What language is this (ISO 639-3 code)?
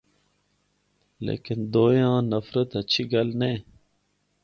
hno